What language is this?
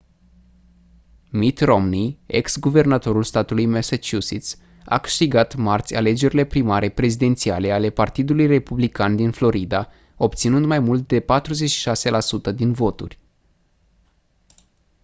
Romanian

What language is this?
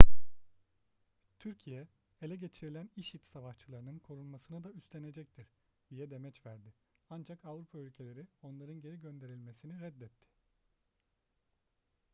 Turkish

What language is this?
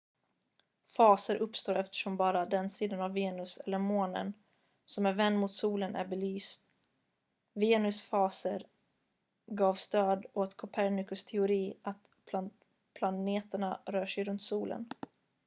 Swedish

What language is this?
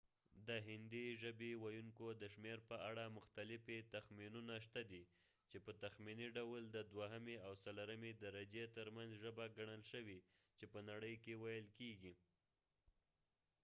Pashto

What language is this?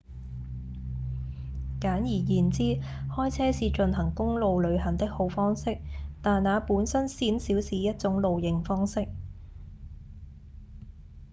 Cantonese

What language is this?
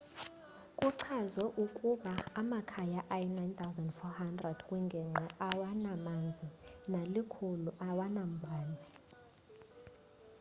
Xhosa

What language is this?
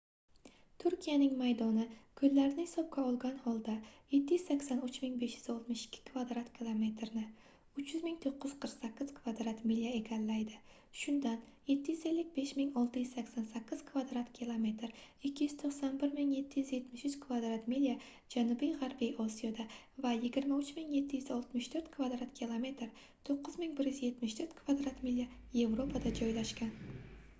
Uzbek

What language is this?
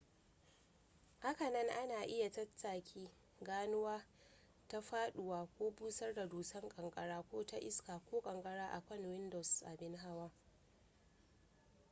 Hausa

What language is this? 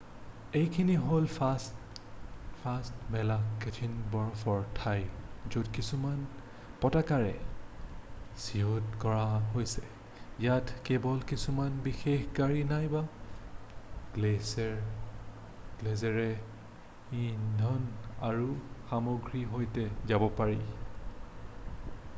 Assamese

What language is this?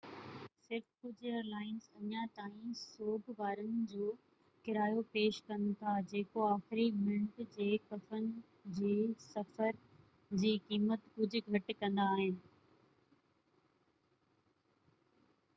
Sindhi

